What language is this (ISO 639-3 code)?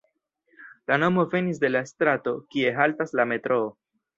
epo